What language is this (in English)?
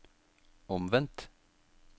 Norwegian